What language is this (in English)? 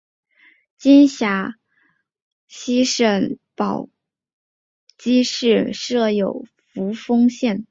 Chinese